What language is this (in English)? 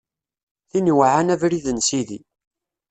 Kabyle